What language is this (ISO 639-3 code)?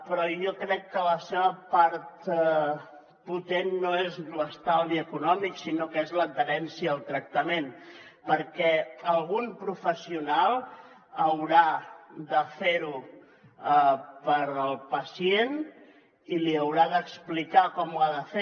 cat